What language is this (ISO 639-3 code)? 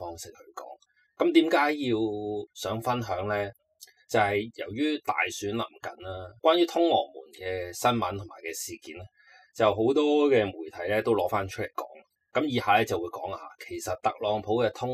zho